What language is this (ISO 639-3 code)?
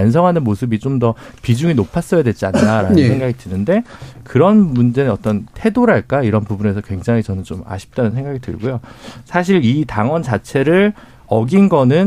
kor